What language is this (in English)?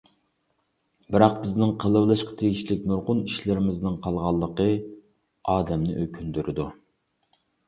Uyghur